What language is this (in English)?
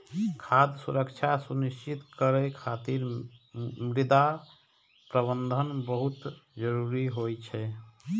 Maithili